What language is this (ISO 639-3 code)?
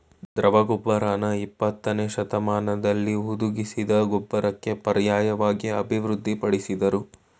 kan